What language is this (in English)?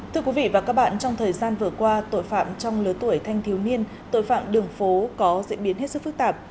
Vietnamese